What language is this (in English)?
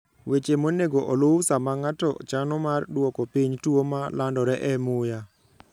Luo (Kenya and Tanzania)